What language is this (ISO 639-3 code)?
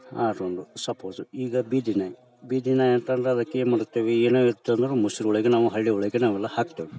kan